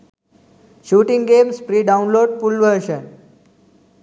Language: Sinhala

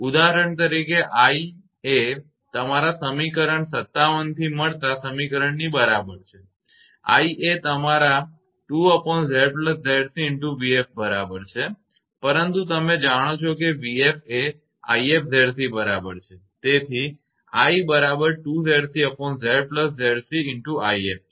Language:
Gujarati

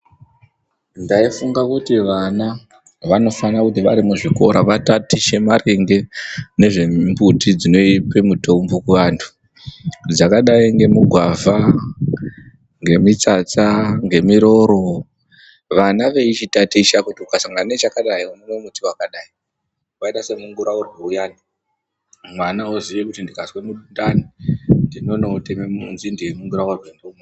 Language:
Ndau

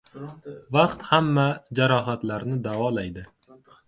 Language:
Uzbek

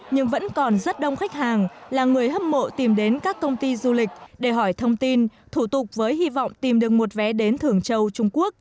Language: Vietnamese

